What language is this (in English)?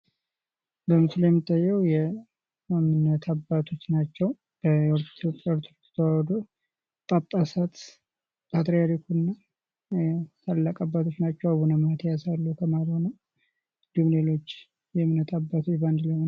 Amharic